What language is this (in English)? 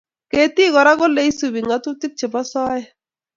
Kalenjin